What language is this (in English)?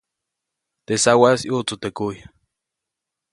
Copainalá Zoque